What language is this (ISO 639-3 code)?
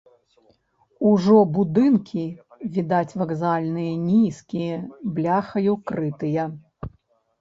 bel